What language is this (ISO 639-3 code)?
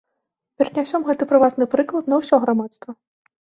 bel